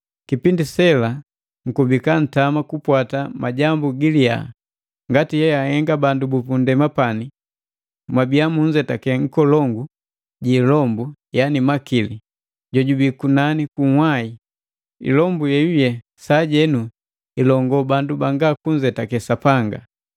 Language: Matengo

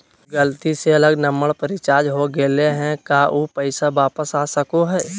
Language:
Magahi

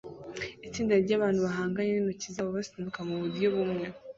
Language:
Kinyarwanda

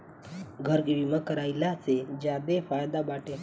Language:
Bhojpuri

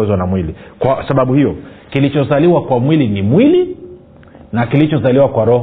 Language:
Swahili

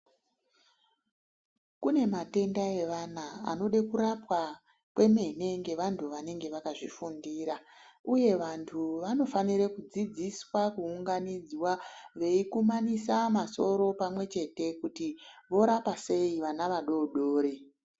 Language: Ndau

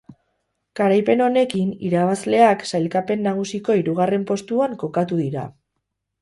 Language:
Basque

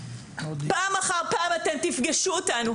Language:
Hebrew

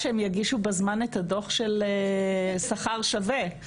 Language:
Hebrew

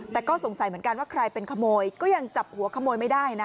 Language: Thai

